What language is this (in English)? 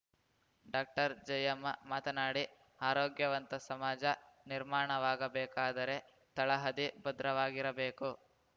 Kannada